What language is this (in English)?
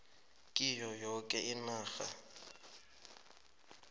South Ndebele